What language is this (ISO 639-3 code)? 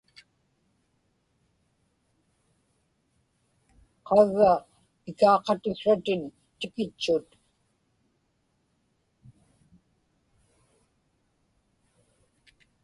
ipk